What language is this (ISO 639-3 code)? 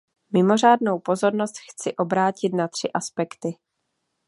ces